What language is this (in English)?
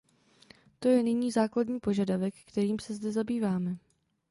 Czech